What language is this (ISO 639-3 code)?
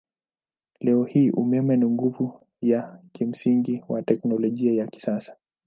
swa